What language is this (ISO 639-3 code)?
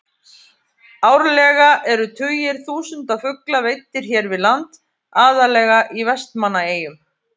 isl